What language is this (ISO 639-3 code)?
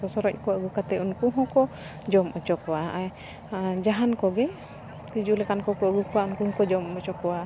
sat